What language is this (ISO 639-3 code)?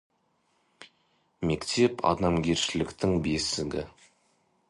kaz